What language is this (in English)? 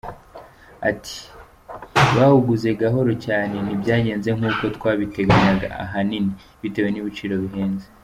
Kinyarwanda